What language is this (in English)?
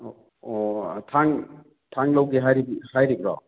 Manipuri